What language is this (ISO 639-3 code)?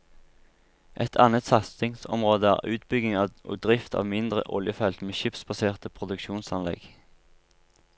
nor